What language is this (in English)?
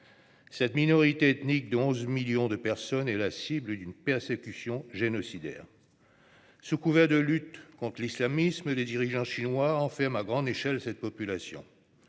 French